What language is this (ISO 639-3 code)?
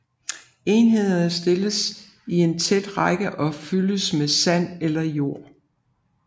dan